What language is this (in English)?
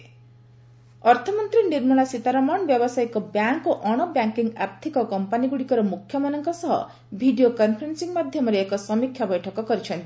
Odia